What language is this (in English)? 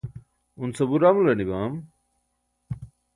Burushaski